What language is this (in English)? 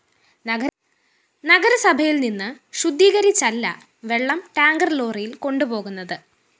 Malayalam